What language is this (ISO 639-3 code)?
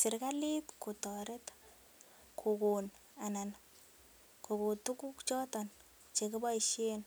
kln